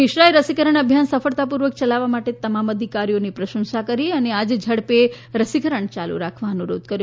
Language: Gujarati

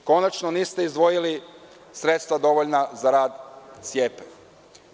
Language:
Serbian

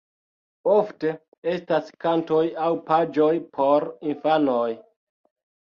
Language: Esperanto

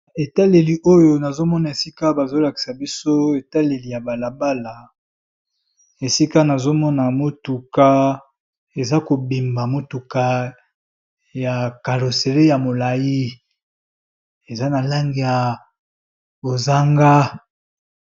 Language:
Lingala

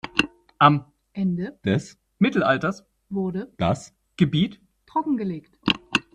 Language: German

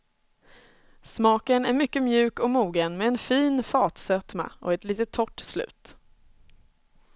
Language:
Swedish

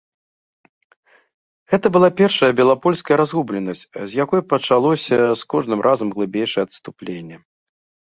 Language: Belarusian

